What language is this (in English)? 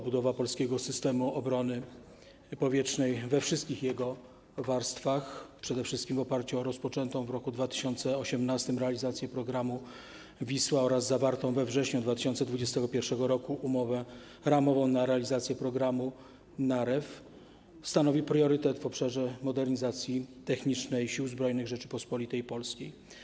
Polish